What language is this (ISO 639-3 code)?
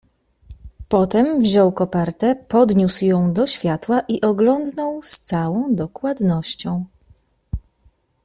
pol